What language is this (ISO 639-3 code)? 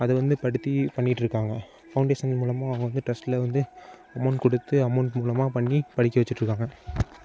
tam